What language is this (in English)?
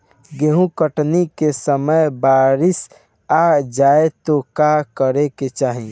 Bhojpuri